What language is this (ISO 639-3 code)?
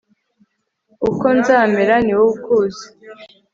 kin